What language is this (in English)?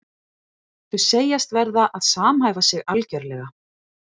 Icelandic